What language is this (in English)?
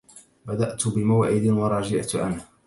Arabic